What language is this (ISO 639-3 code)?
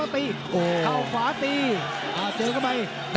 tha